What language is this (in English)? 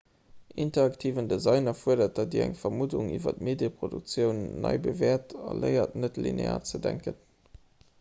Luxembourgish